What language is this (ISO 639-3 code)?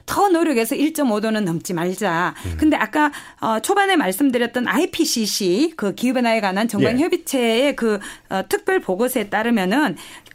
kor